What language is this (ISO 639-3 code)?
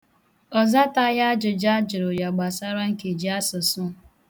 ibo